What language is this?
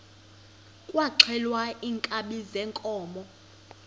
Xhosa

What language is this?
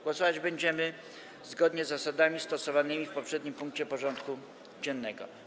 Polish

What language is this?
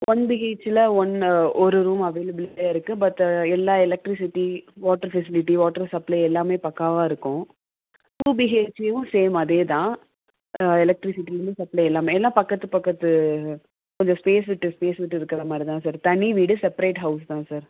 Tamil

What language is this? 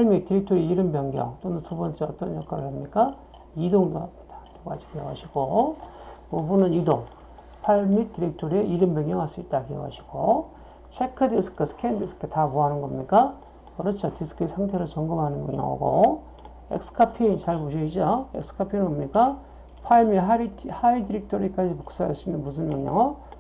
Korean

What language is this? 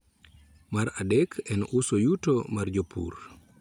Luo (Kenya and Tanzania)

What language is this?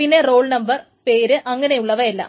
Malayalam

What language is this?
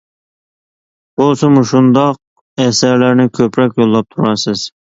Uyghur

